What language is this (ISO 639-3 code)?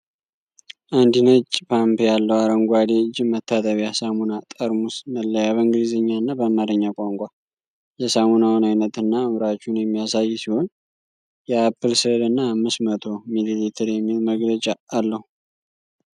amh